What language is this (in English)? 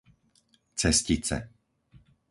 Slovak